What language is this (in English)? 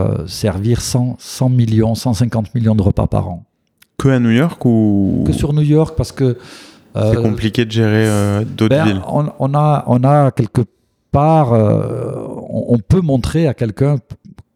French